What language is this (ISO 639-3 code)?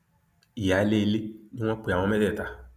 yor